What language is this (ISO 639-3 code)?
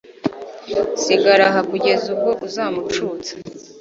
kin